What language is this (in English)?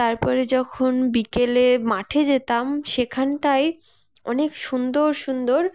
Bangla